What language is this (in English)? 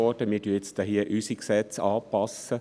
Swiss German